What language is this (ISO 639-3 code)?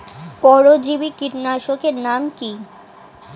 ben